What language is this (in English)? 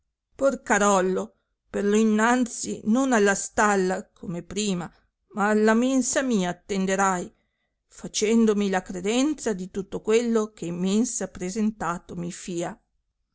Italian